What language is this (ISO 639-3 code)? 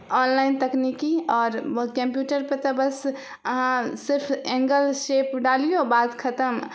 mai